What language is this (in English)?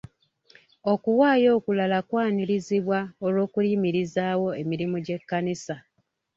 Ganda